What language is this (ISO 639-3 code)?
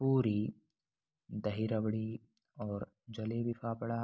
hin